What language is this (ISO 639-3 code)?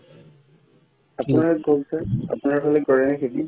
asm